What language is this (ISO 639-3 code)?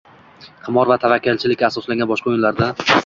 uzb